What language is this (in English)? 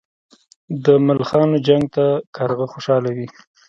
Pashto